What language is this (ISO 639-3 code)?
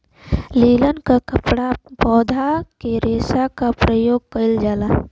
bho